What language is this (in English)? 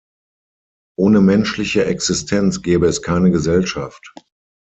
German